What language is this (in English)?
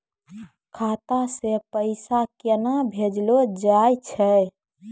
Maithili